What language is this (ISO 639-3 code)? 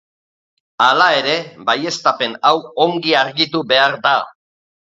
eus